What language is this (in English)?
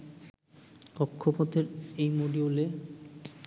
Bangla